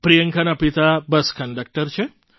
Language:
Gujarati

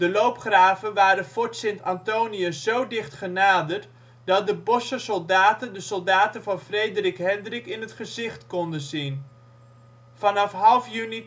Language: Dutch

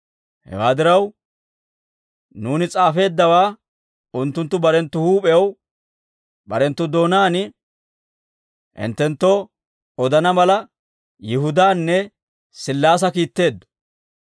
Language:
Dawro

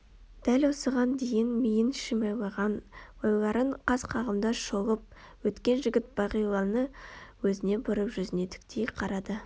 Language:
Kazakh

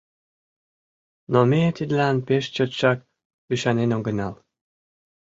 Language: Mari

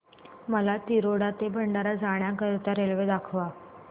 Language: Marathi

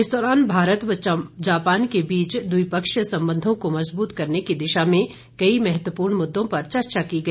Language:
Hindi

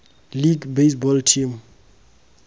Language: Tswana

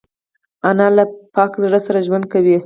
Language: Pashto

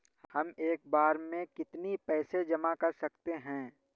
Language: Hindi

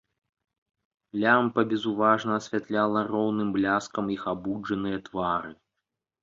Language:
Belarusian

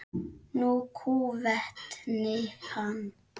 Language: Icelandic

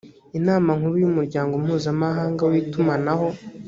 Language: Kinyarwanda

